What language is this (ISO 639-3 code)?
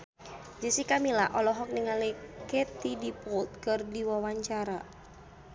sun